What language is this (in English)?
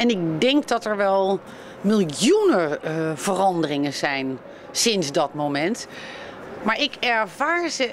Dutch